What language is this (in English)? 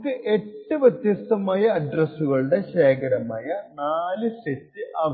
Malayalam